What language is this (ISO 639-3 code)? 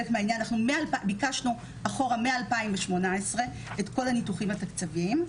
heb